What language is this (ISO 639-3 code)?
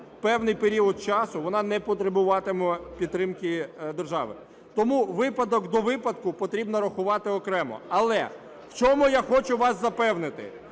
ukr